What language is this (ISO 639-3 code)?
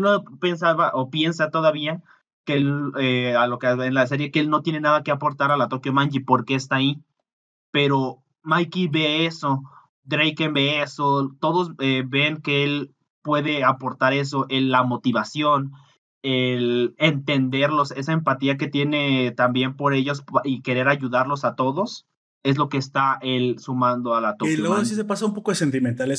spa